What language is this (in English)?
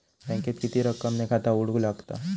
Marathi